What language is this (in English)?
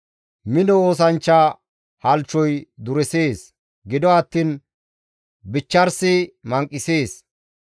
Gamo